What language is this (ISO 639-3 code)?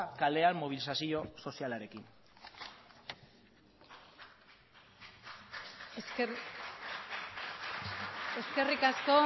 eus